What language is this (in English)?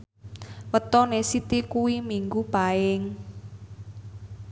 Javanese